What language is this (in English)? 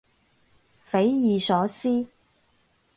Cantonese